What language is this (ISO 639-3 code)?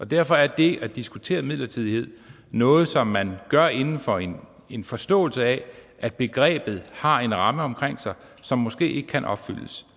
dan